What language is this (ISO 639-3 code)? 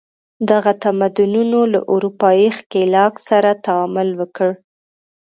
pus